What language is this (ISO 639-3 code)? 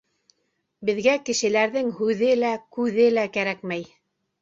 bak